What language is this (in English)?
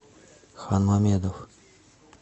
Russian